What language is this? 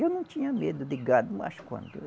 Portuguese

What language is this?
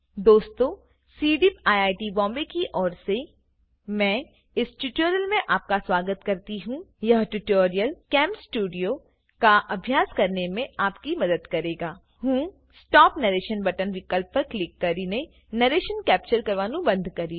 Gujarati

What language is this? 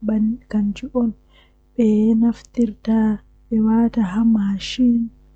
Western Niger Fulfulde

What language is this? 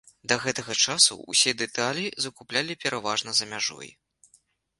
Belarusian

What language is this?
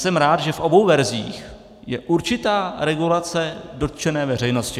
Czech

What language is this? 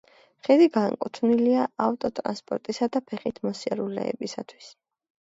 Georgian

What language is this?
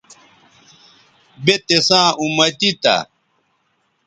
Bateri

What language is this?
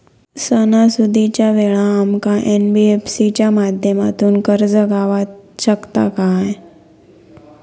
Marathi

